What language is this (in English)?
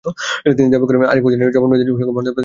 Bangla